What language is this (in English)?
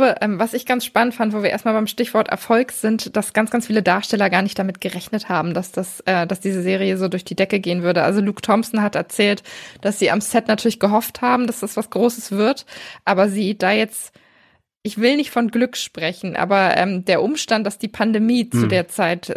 German